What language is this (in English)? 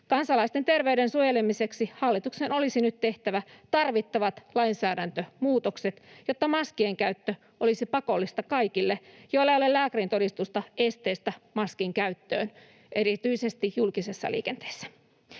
Finnish